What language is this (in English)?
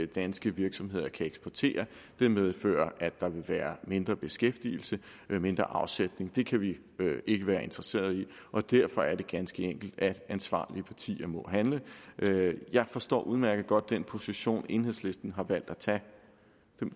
Danish